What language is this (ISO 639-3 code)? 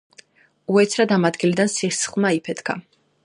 kat